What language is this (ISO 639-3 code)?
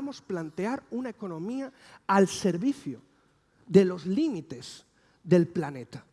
spa